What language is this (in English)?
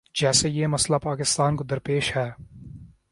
Urdu